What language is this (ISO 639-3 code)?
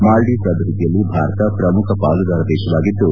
kan